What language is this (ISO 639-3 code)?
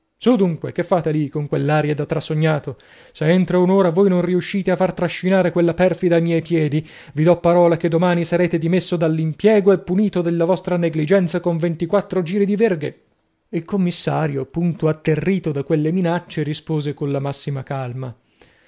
ita